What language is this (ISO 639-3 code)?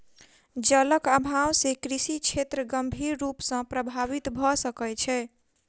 mai